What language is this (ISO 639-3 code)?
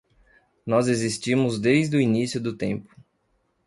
por